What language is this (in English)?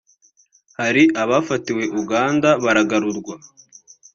Kinyarwanda